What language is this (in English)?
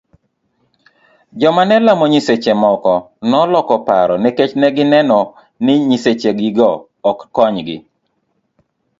Luo (Kenya and Tanzania)